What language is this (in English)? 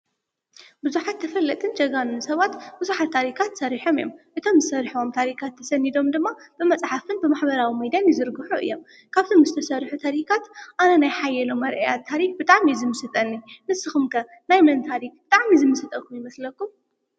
Tigrinya